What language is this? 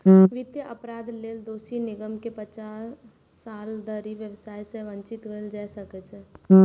Maithili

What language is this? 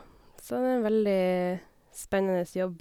Norwegian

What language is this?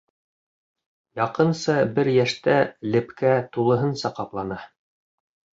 Bashkir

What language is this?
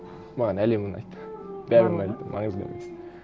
Kazakh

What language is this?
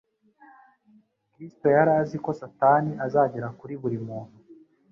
Kinyarwanda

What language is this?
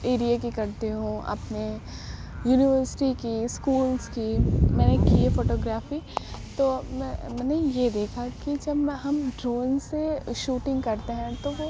Urdu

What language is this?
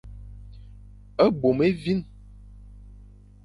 Fang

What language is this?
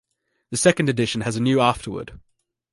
English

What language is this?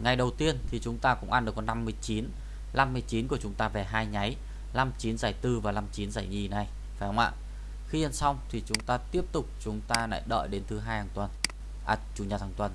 Vietnamese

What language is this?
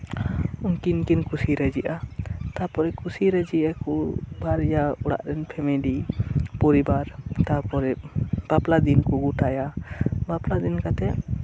Santali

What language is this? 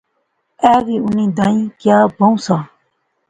Pahari-Potwari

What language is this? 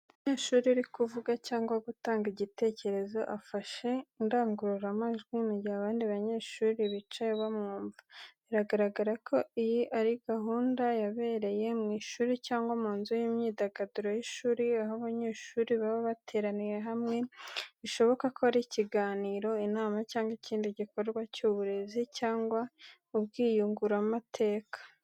Kinyarwanda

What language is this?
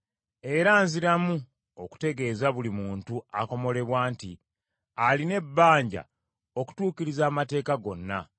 Ganda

